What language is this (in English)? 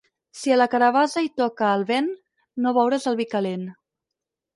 Catalan